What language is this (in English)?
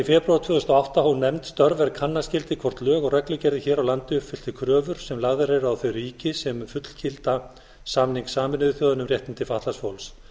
Icelandic